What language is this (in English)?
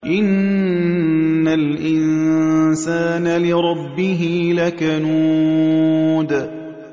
Arabic